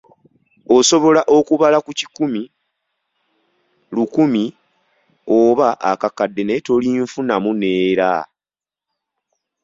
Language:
Ganda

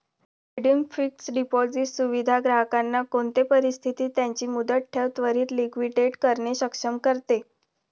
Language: Marathi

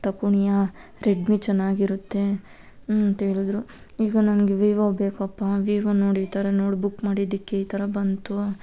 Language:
Kannada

